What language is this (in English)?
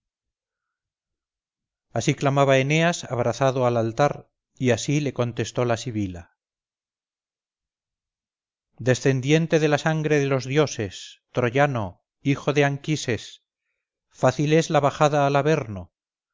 Spanish